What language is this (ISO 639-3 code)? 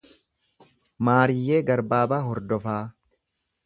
orm